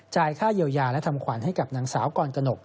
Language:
Thai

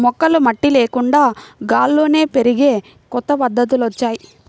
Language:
Telugu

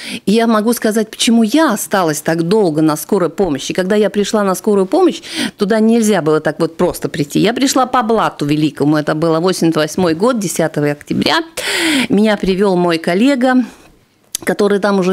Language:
Russian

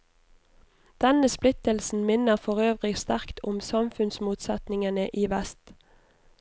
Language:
Norwegian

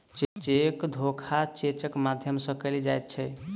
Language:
Maithili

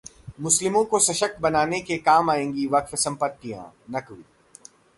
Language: Hindi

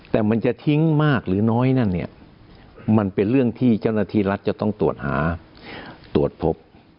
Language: Thai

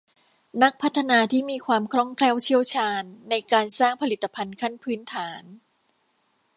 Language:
Thai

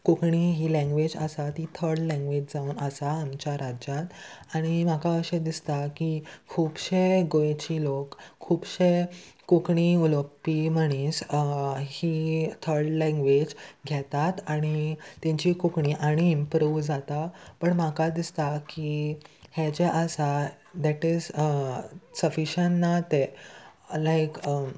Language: Konkani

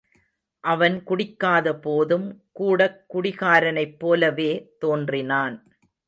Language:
Tamil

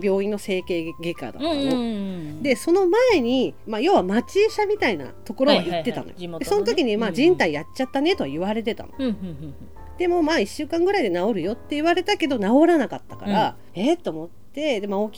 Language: Japanese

